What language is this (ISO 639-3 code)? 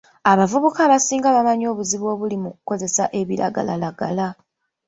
lug